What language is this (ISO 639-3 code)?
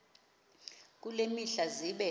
xho